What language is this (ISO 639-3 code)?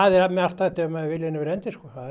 isl